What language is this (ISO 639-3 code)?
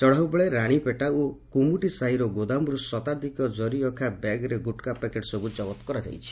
ori